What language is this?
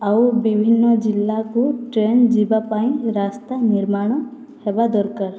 Odia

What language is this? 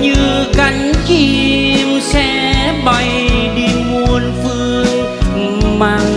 Vietnamese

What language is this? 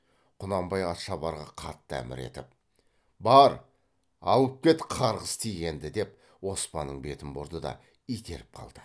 Kazakh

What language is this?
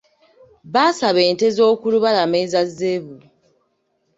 Ganda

